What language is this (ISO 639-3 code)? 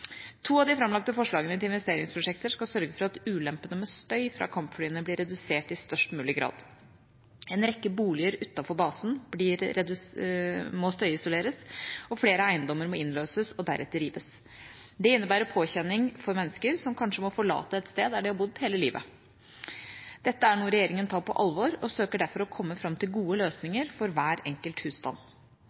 nob